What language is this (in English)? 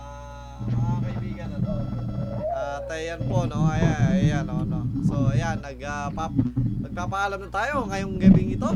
Filipino